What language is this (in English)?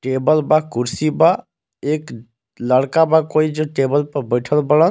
Bhojpuri